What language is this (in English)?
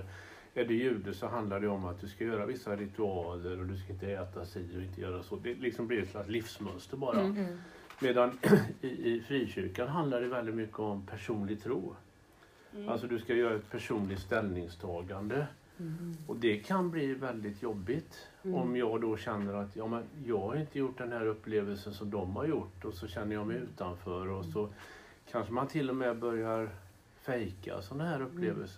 Swedish